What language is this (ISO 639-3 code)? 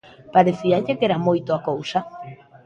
glg